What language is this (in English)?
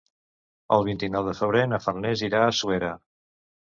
Catalan